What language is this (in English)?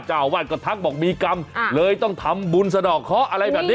Thai